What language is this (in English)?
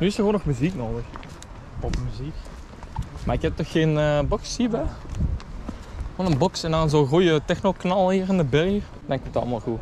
Dutch